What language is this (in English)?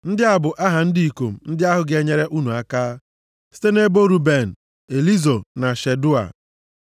Igbo